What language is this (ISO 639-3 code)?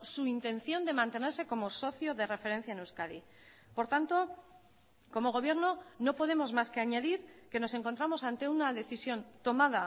spa